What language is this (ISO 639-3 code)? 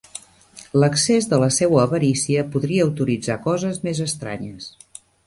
cat